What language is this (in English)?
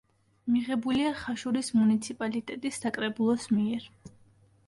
Georgian